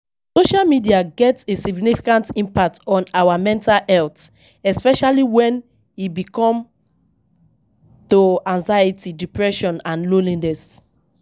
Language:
Nigerian Pidgin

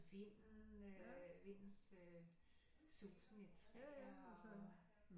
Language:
Danish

